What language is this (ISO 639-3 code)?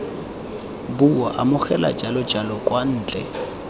tsn